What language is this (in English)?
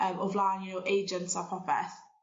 Welsh